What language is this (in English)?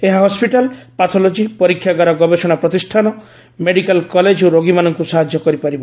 Odia